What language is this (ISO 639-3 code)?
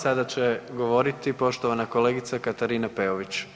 hrv